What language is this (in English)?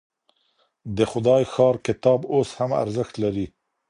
Pashto